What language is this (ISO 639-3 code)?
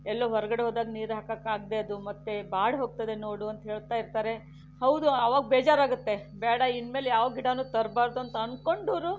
kan